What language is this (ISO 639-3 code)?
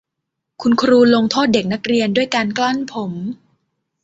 tha